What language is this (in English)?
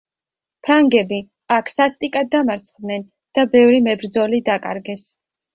Georgian